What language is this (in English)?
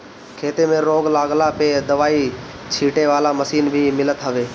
Bhojpuri